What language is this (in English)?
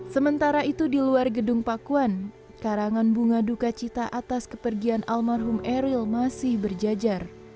Indonesian